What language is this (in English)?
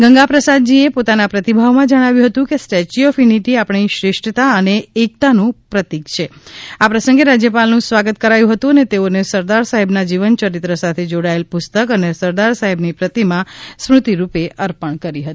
Gujarati